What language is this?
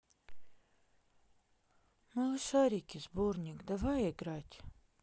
Russian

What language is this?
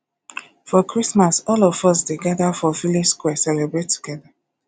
Nigerian Pidgin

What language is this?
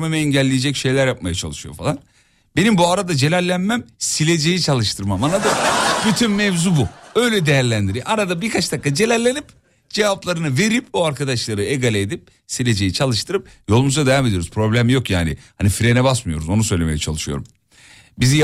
Turkish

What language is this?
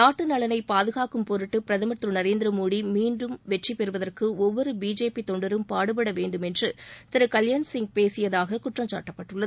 Tamil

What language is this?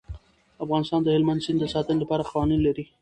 Pashto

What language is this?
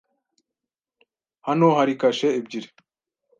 Kinyarwanda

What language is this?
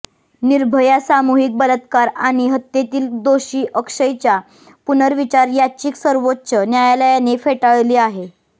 Marathi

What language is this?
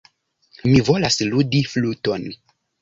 Esperanto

